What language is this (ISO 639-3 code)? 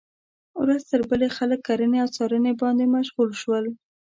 pus